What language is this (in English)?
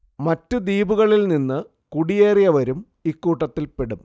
Malayalam